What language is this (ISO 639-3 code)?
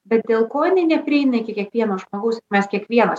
lit